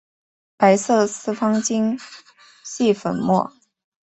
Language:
Chinese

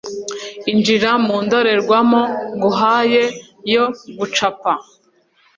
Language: Kinyarwanda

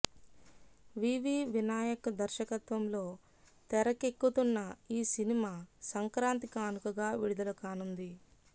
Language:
Telugu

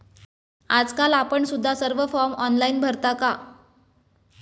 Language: Marathi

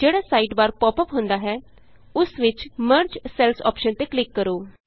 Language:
Punjabi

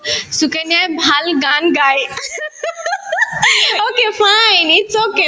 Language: Assamese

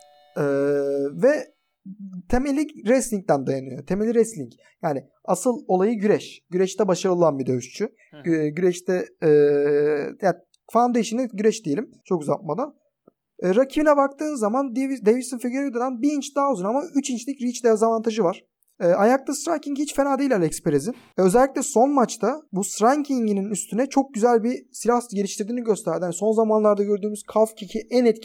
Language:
Turkish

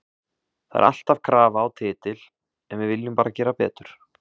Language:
Icelandic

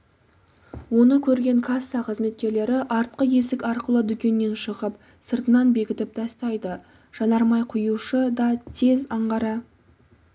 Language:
Kazakh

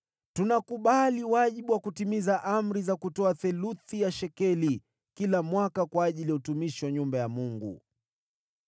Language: Swahili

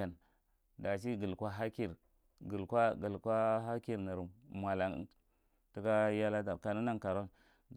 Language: Marghi Central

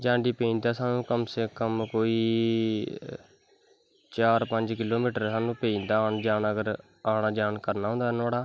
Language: Dogri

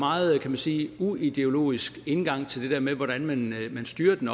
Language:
Danish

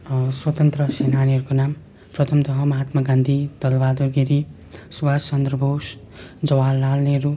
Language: Nepali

